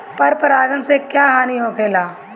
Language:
Bhojpuri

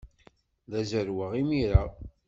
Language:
Kabyle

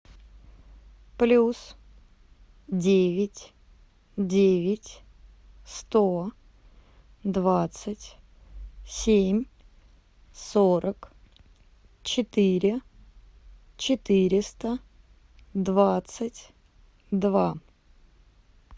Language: Russian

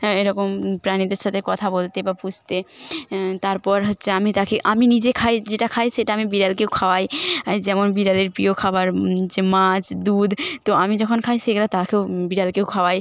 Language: Bangla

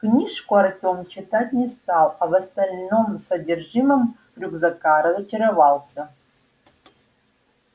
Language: Russian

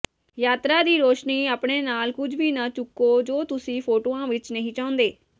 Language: Punjabi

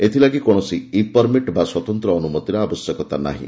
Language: Odia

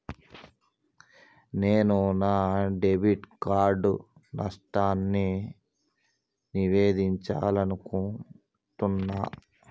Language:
Telugu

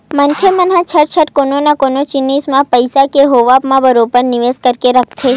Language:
Chhattisgarhi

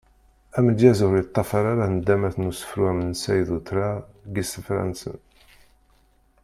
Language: Kabyle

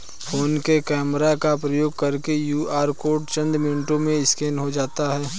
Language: Hindi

